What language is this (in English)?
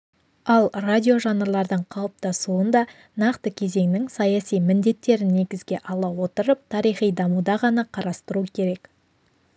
Kazakh